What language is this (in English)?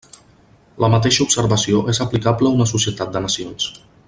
Catalan